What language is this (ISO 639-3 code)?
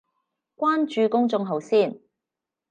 yue